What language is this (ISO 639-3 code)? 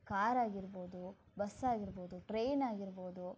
kan